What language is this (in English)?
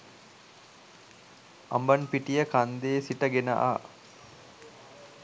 Sinhala